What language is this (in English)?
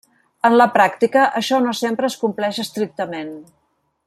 Catalan